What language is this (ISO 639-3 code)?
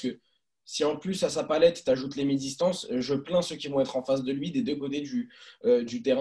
fra